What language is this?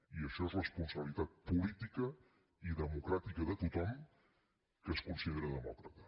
Catalan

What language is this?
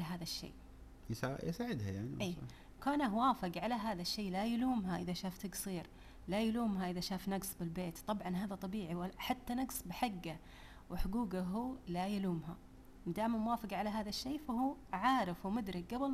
Arabic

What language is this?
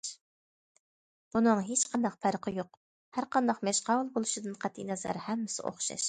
Uyghur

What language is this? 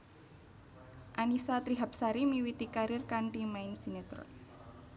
Javanese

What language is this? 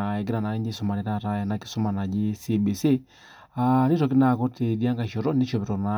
Masai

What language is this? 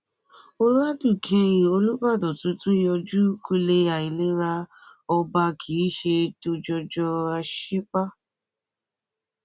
Yoruba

